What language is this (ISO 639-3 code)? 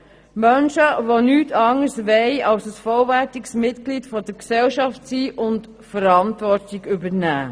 gsw